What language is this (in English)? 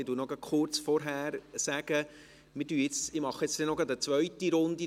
Swiss German